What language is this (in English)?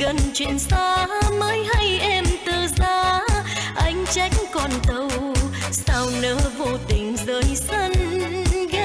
Vietnamese